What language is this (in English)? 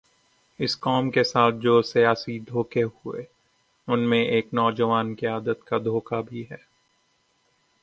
Urdu